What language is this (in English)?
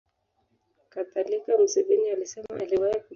Swahili